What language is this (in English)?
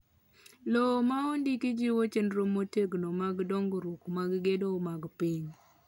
Luo (Kenya and Tanzania)